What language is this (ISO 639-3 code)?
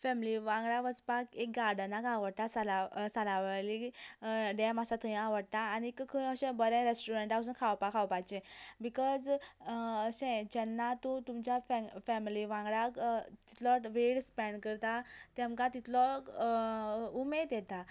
kok